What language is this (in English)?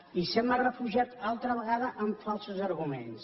Catalan